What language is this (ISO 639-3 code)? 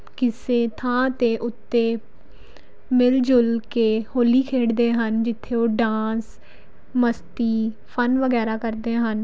pan